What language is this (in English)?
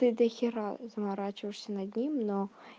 Russian